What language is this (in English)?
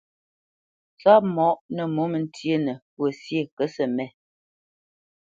Bamenyam